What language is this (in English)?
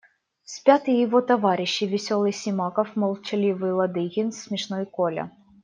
Russian